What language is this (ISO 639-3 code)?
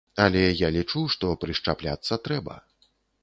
bel